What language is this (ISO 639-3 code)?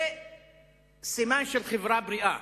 heb